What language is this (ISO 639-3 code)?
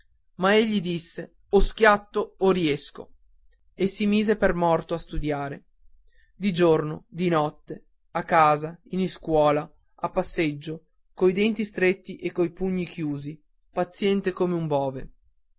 ita